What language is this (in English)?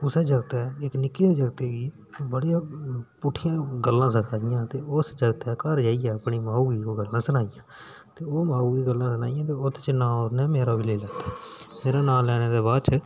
Dogri